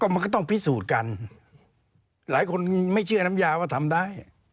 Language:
Thai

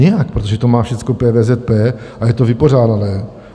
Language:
Czech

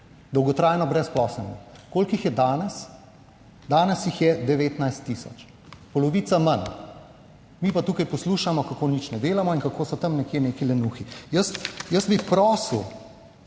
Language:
Slovenian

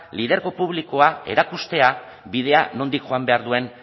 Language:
Basque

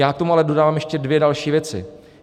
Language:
Czech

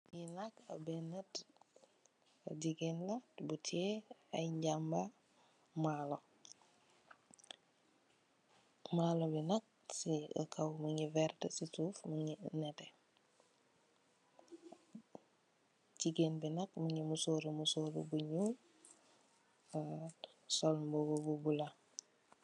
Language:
Wolof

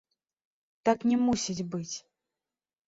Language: Belarusian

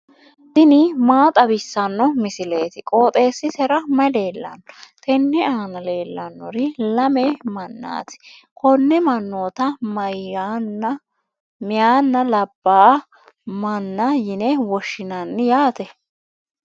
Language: Sidamo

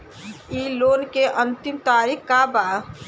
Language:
Bhojpuri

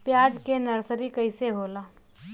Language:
Bhojpuri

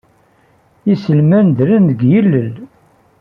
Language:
Kabyle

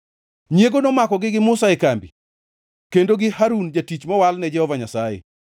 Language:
Luo (Kenya and Tanzania)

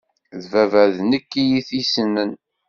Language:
Kabyle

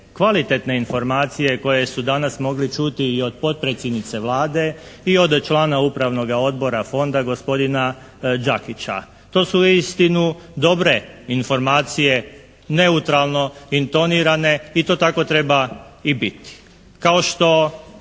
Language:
Croatian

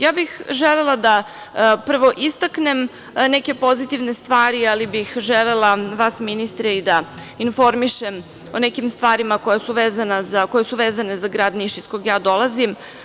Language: Serbian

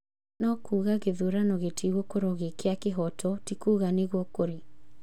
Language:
Kikuyu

